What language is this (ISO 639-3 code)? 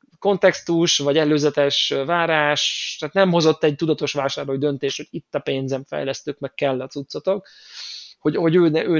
hun